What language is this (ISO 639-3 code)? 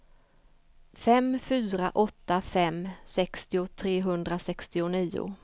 swe